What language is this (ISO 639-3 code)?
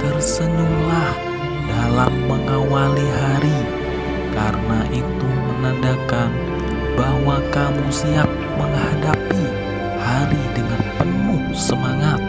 ind